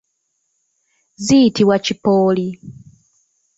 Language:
Ganda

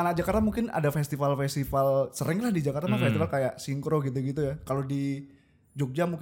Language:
Indonesian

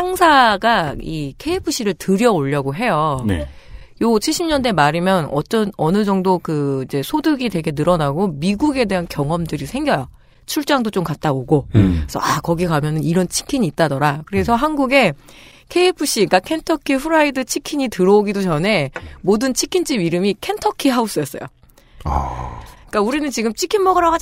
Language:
Korean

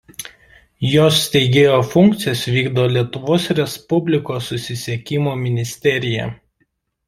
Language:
Lithuanian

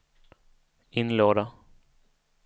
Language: Swedish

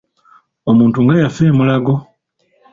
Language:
Ganda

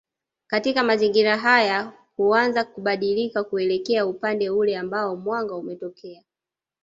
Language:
Swahili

